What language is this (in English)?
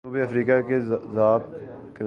Urdu